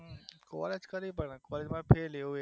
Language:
Gujarati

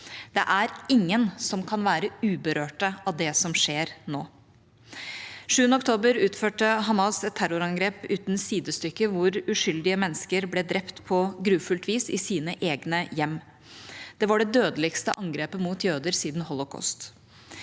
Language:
Norwegian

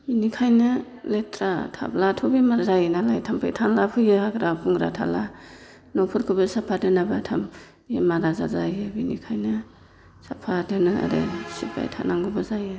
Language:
Bodo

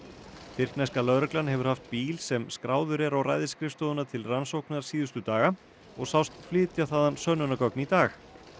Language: Icelandic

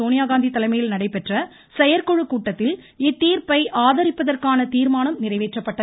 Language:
Tamil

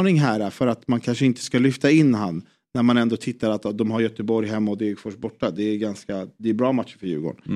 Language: Swedish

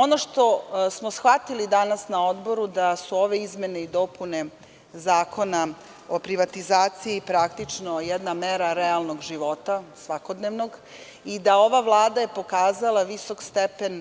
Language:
Serbian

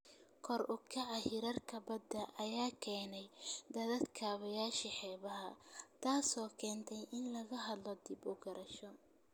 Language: Somali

